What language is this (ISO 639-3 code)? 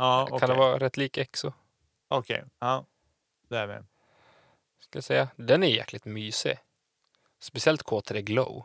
swe